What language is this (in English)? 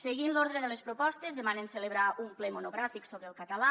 Catalan